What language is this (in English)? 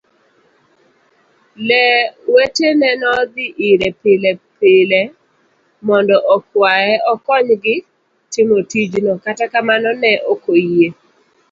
Luo (Kenya and Tanzania)